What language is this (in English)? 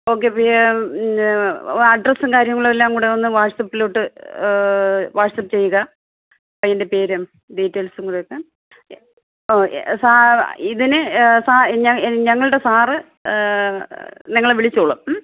Malayalam